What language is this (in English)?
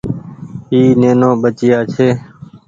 Goaria